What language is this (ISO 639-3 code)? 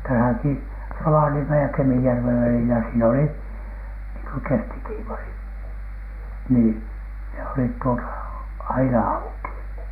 fin